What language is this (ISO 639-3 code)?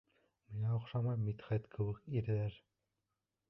bak